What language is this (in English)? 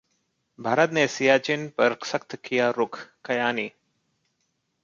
Hindi